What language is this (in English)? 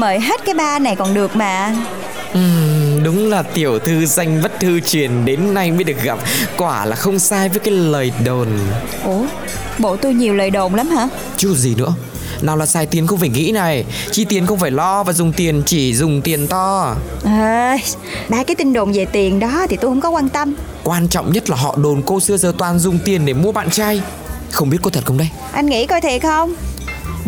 Vietnamese